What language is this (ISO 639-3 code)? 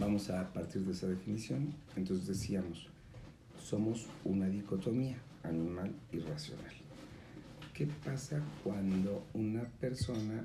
spa